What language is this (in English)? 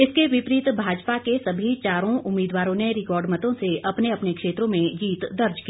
Hindi